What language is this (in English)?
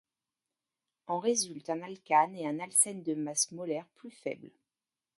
French